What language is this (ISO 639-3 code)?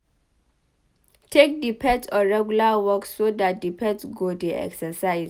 pcm